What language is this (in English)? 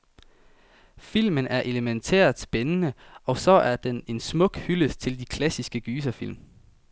Danish